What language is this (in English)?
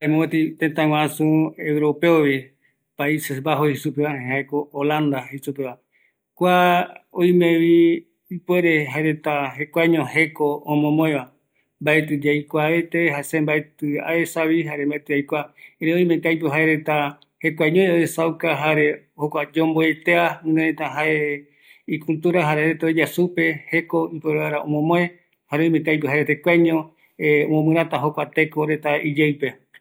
Eastern Bolivian Guaraní